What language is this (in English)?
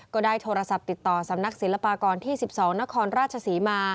Thai